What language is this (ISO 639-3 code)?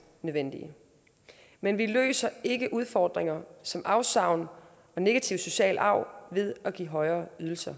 dan